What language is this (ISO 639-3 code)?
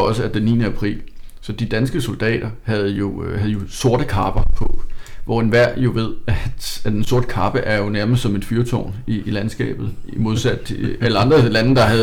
dan